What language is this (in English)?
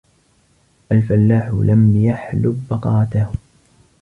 Arabic